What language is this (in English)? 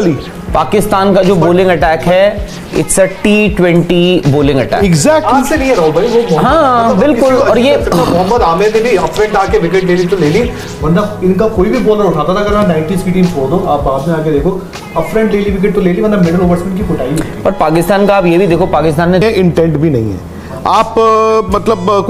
Hindi